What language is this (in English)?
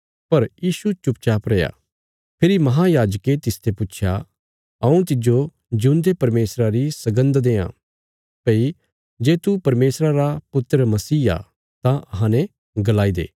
Bilaspuri